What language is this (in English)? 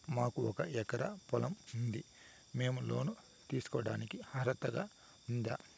Telugu